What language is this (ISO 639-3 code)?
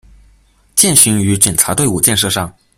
zho